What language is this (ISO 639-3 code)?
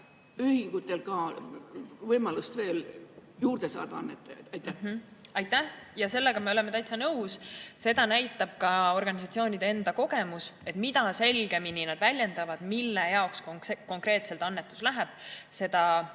est